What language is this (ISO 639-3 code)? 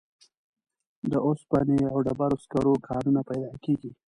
pus